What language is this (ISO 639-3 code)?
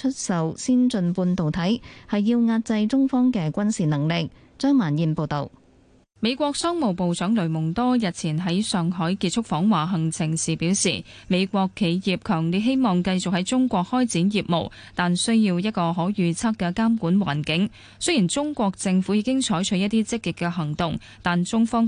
zho